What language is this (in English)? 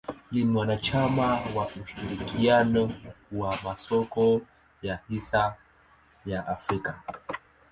Swahili